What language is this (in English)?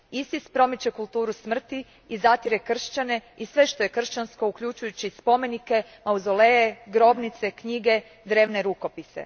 Croatian